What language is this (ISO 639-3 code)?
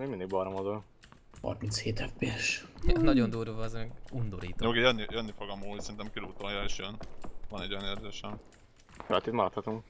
hun